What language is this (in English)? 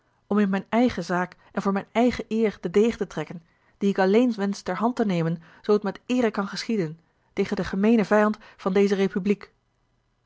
Dutch